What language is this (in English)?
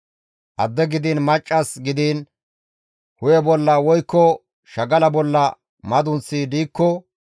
Gamo